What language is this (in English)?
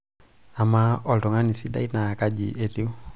Masai